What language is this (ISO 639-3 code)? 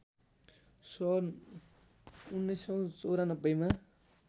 nep